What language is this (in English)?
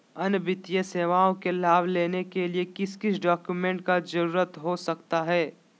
Magahi